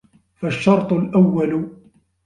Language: Arabic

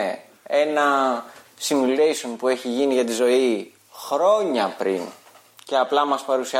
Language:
Greek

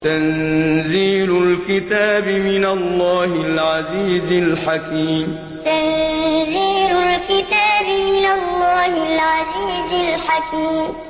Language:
Arabic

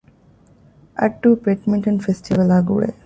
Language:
Divehi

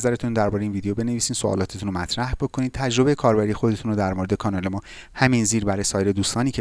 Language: Persian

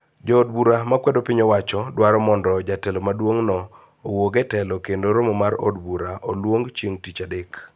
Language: Luo (Kenya and Tanzania)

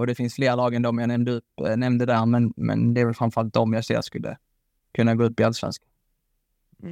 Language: Swedish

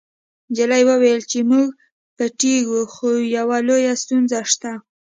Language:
Pashto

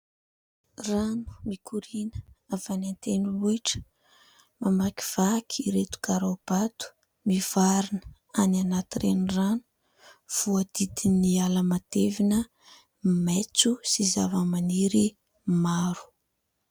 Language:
Malagasy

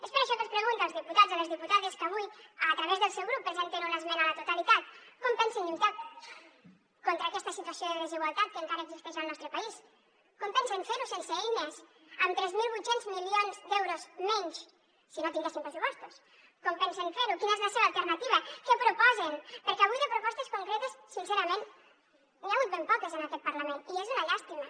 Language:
Catalan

